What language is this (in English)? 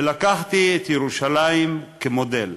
Hebrew